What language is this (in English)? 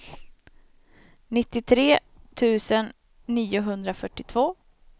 Swedish